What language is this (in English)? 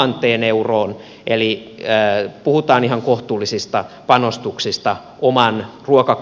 Finnish